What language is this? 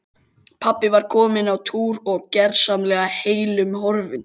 Icelandic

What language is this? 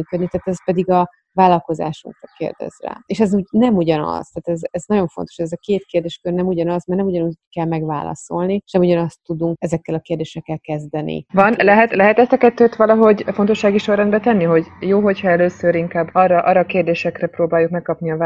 Hungarian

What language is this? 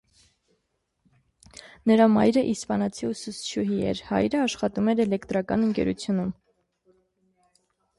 Armenian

